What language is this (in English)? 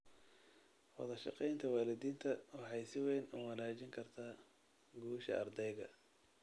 Somali